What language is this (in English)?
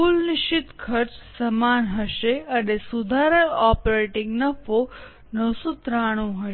Gujarati